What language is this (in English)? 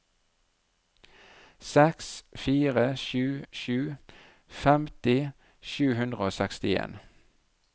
Norwegian